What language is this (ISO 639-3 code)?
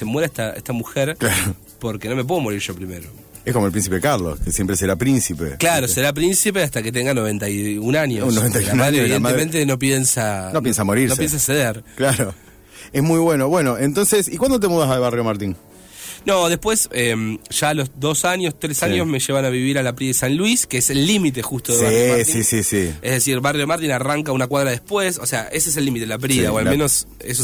spa